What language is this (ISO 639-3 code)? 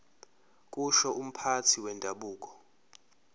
zul